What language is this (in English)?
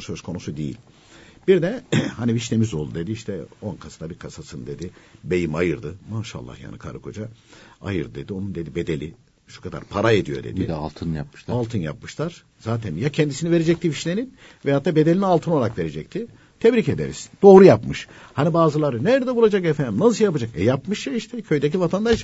Turkish